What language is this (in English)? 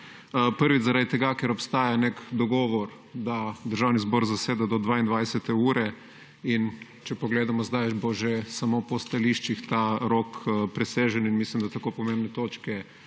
Slovenian